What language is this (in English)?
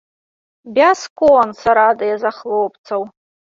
Belarusian